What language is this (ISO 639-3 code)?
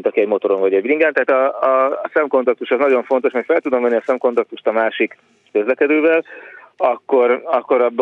hun